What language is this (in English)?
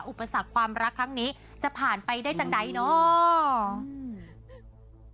Thai